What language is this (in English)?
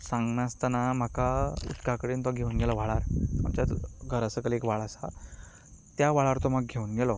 Konkani